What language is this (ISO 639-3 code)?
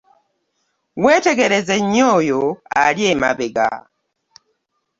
lug